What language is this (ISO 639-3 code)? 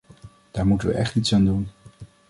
nld